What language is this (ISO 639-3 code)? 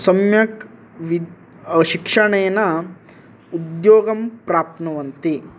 san